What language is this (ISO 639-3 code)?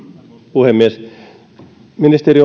fin